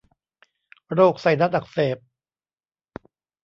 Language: Thai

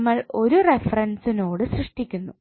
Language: Malayalam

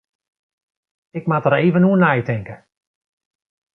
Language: Western Frisian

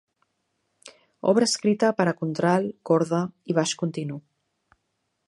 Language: Catalan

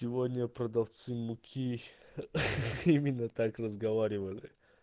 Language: Russian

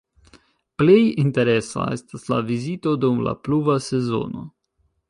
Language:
Esperanto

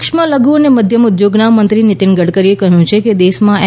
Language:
Gujarati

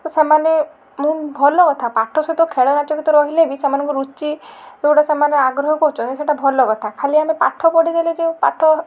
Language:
Odia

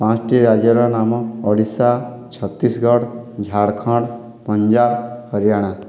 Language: Odia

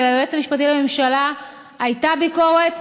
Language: Hebrew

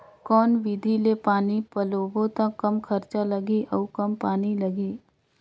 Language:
Chhattisgarhi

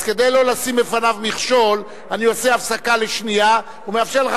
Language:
Hebrew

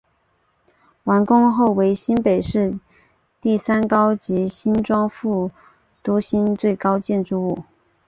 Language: Chinese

